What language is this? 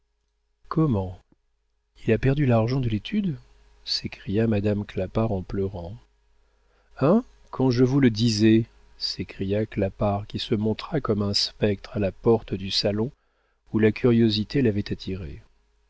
French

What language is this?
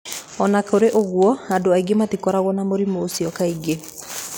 Kikuyu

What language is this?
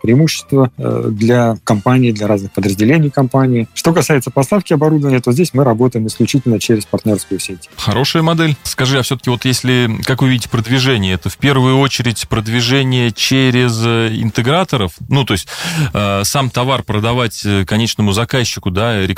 Russian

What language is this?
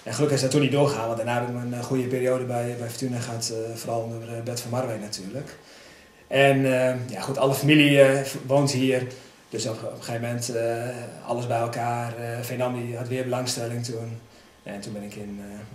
Dutch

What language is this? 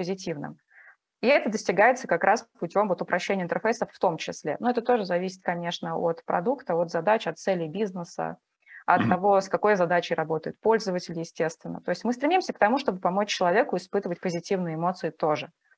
Russian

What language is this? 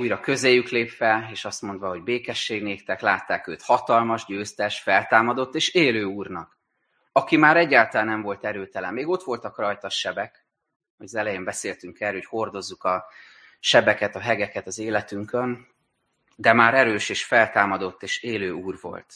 Hungarian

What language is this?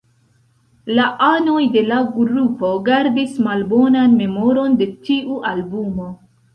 Esperanto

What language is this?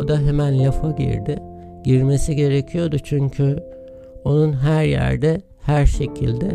Turkish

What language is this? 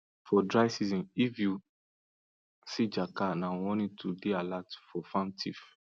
Nigerian Pidgin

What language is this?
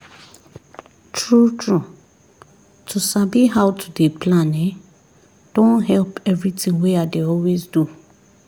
Nigerian Pidgin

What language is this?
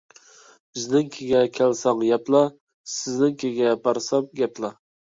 Uyghur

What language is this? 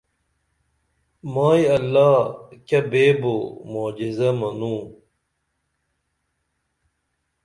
Dameli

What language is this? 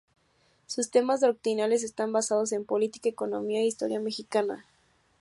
Spanish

